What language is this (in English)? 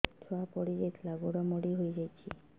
Odia